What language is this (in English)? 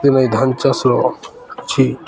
Odia